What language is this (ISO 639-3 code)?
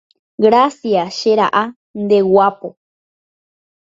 grn